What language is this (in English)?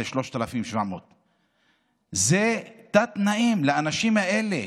Hebrew